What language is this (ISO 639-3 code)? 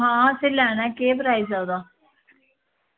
doi